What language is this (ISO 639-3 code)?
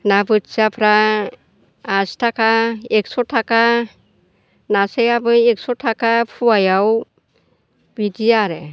brx